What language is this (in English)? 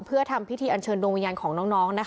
Thai